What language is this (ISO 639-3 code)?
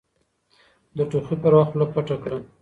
pus